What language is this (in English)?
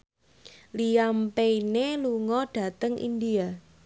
Javanese